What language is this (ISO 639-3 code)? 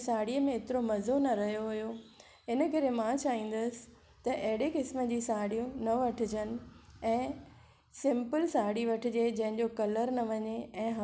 snd